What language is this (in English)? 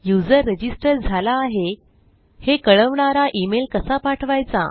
Marathi